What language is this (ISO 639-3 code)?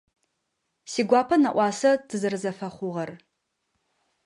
ady